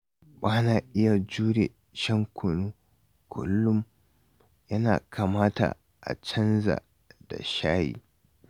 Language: Hausa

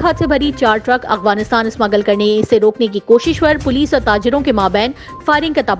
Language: Urdu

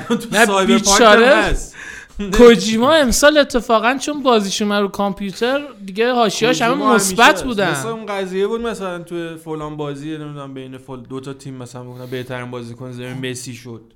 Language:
Persian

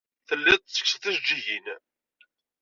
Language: Kabyle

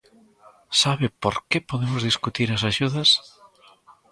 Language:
Galician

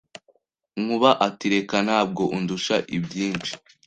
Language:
Kinyarwanda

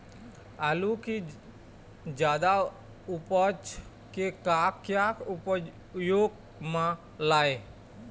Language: Chhattisgarhi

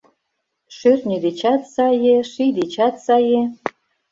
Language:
Mari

